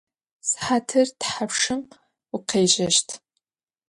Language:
Adyghe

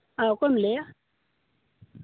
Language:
Santali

